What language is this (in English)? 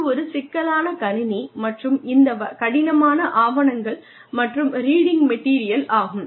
Tamil